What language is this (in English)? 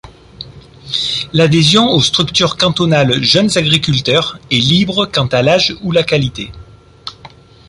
French